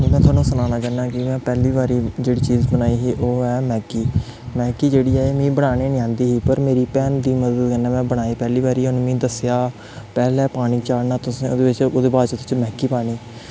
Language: Dogri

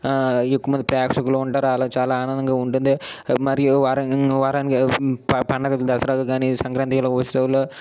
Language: Telugu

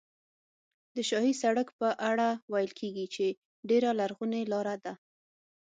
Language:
Pashto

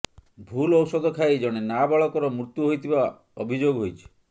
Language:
Odia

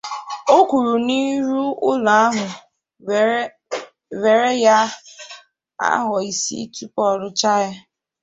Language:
Igbo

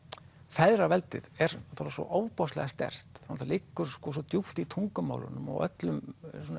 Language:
Icelandic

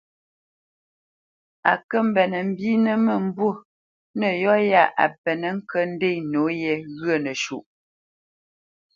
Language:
Bamenyam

